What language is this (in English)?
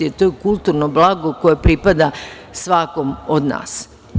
Serbian